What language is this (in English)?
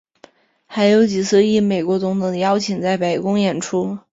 Chinese